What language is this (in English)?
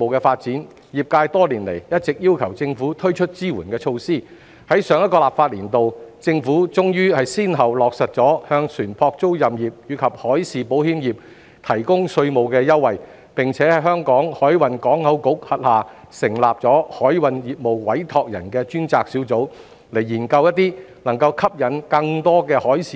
Cantonese